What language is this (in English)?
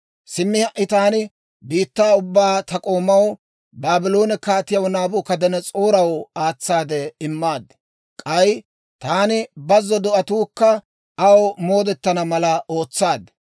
Dawro